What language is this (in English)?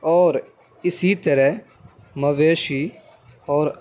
Urdu